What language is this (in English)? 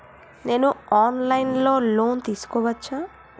Telugu